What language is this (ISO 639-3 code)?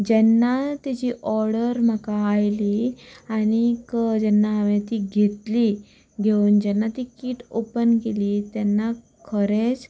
kok